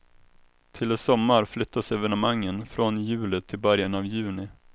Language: Swedish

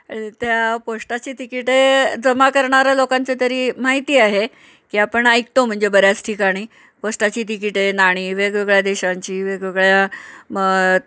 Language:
Marathi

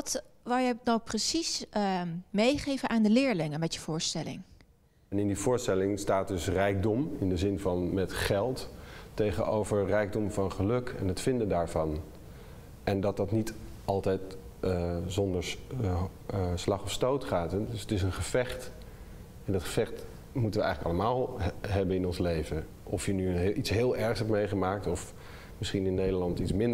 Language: Dutch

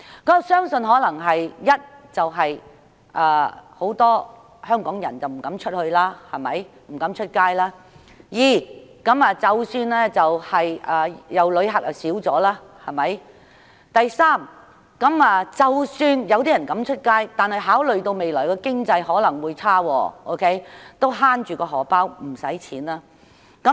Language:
Cantonese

